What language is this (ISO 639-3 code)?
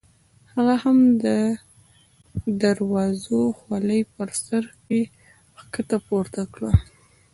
pus